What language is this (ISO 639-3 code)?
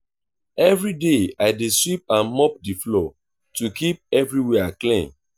pcm